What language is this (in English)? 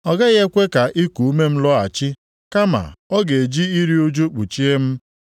Igbo